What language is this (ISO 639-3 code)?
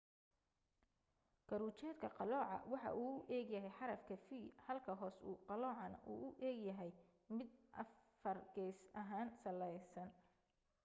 som